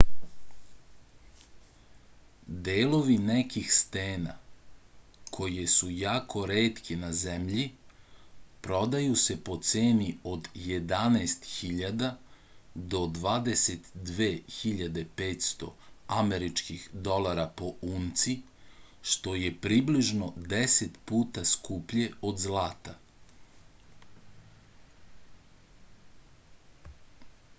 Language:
Serbian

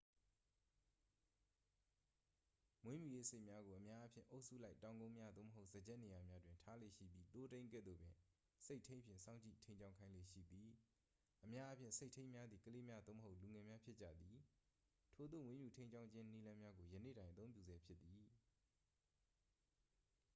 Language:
Burmese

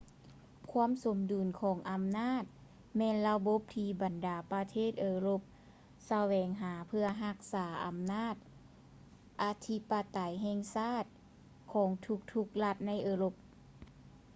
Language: Lao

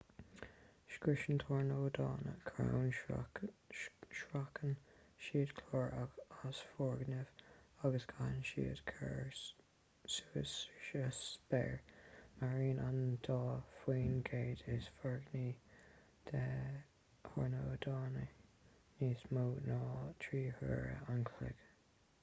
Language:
Irish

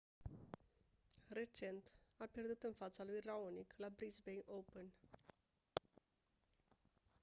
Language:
Romanian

